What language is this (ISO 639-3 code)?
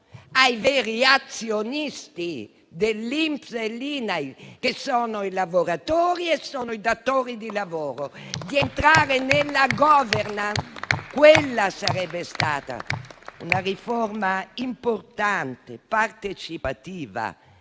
ita